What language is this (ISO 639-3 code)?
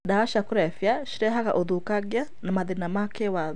kik